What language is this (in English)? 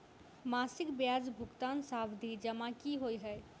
Maithili